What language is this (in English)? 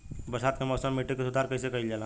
Bhojpuri